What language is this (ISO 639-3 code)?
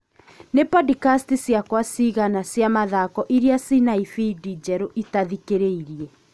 kik